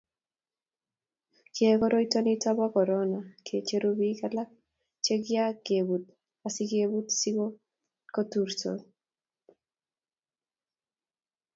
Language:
Kalenjin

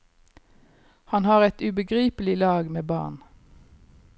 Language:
Norwegian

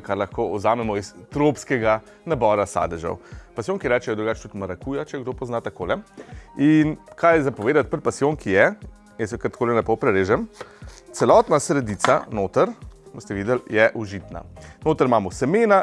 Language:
Slovenian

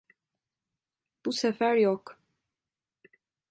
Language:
Turkish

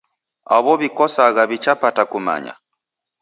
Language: Taita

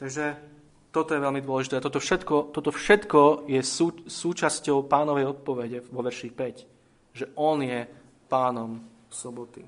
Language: Slovak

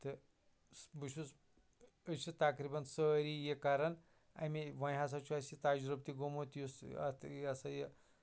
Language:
Kashmiri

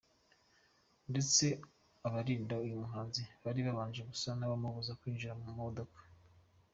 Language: Kinyarwanda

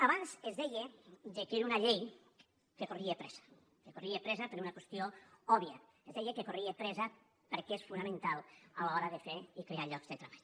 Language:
Catalan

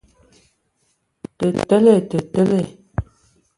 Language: Ewondo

